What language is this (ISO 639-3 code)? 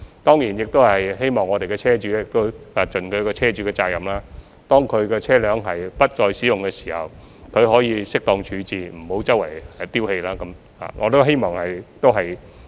yue